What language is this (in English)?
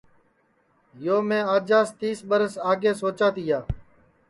Sansi